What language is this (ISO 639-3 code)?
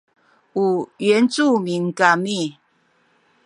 szy